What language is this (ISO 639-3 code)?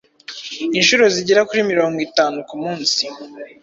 kin